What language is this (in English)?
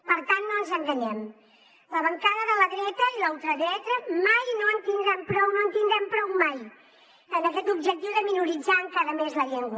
Catalan